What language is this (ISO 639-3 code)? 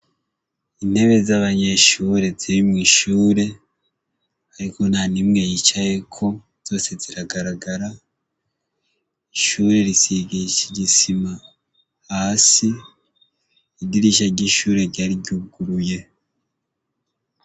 run